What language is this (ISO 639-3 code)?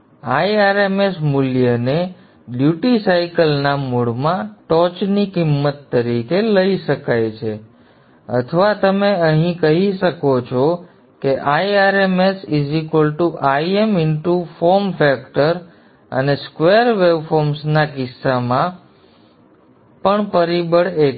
guj